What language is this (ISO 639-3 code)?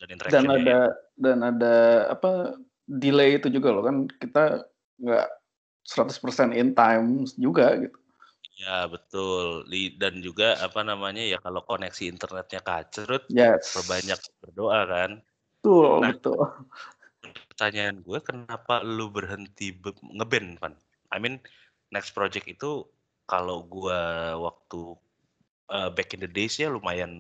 ind